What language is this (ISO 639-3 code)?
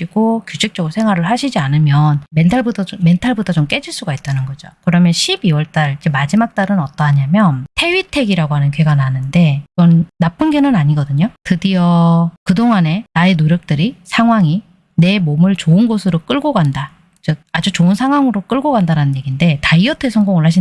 kor